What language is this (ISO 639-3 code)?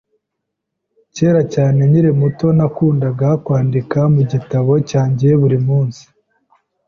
kin